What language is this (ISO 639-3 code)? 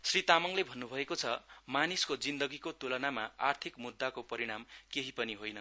nep